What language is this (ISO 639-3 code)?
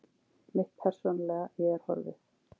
isl